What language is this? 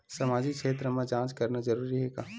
Chhattisgarhi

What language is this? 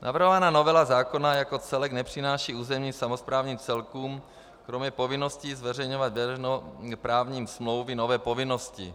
Czech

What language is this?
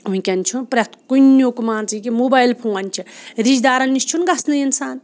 Kashmiri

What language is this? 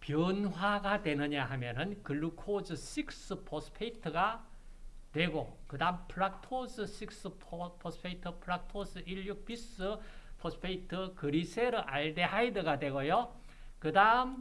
Korean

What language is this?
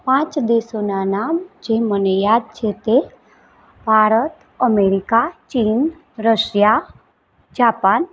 Gujarati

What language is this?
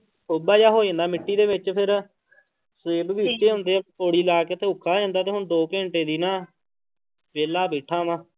Punjabi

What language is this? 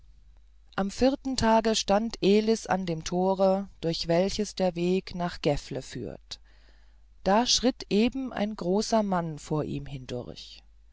German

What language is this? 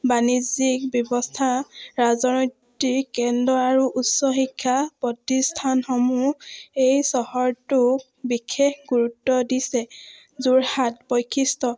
Assamese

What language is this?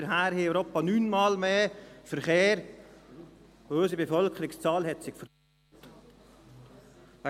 Swiss German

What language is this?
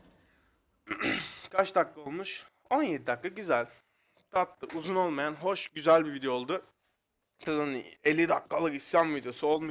Turkish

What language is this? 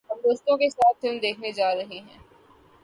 Urdu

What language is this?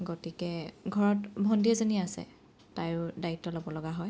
Assamese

